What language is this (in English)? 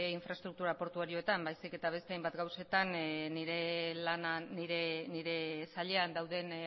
Basque